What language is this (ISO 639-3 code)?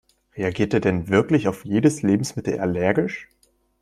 deu